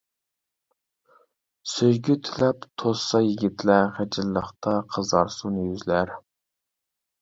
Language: Uyghur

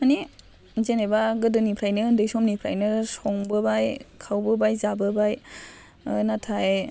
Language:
Bodo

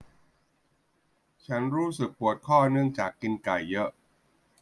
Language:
Thai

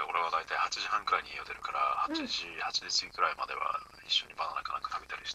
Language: Japanese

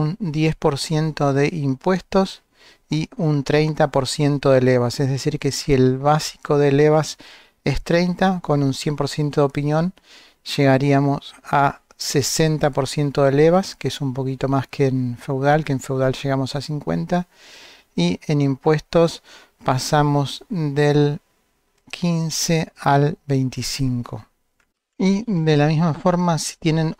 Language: Spanish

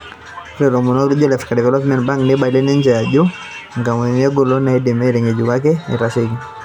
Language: Masai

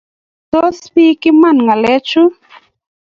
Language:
Kalenjin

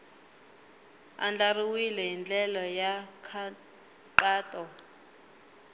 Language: Tsonga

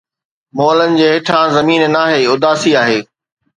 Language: Sindhi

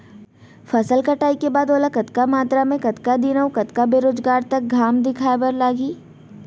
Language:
Chhattisgarhi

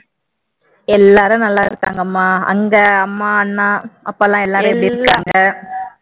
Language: Tamil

